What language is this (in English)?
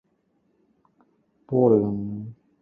Cantonese